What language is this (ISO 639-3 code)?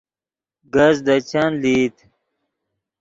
ydg